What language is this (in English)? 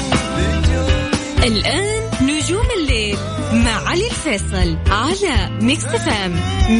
Arabic